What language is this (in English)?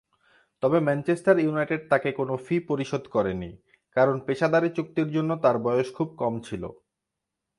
Bangla